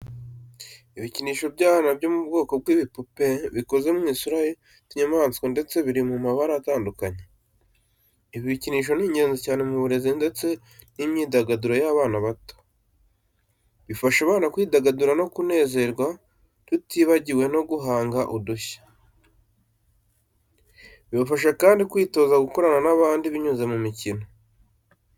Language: Kinyarwanda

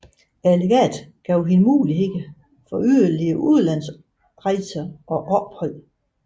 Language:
Danish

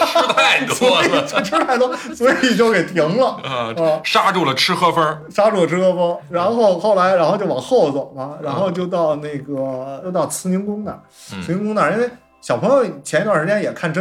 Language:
Chinese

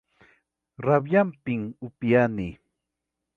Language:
Ayacucho Quechua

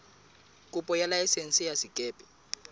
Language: Southern Sotho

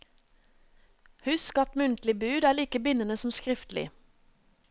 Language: Norwegian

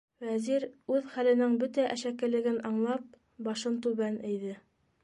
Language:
Bashkir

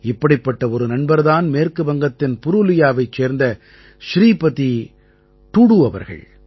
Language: Tamil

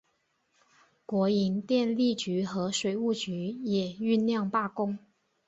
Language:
Chinese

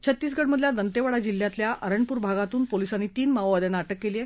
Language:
Marathi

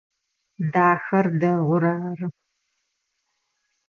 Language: Adyghe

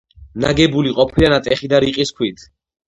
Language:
Georgian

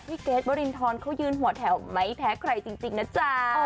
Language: Thai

